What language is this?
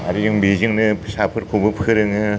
Bodo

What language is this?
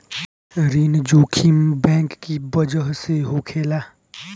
Bhojpuri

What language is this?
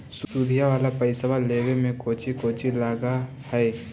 Magahi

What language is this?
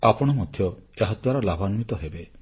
Odia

